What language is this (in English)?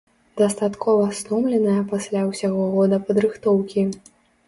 Belarusian